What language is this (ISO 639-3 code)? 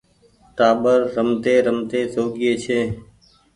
gig